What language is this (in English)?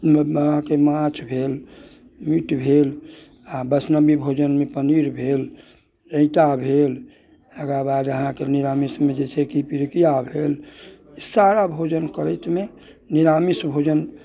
Maithili